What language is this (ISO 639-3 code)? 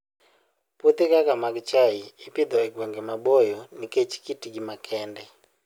luo